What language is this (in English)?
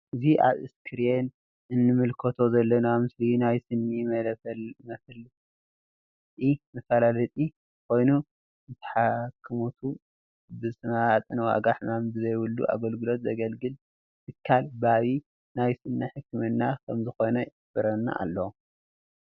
Tigrinya